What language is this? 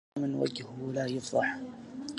Arabic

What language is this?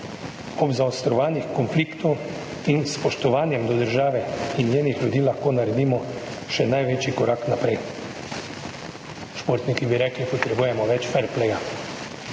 Slovenian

